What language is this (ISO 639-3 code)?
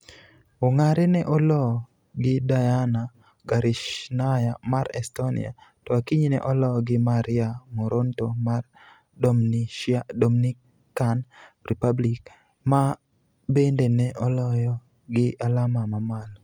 luo